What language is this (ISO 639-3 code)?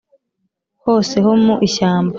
kin